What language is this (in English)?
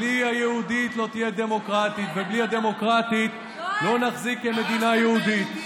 Hebrew